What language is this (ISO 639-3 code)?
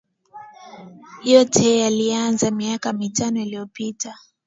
swa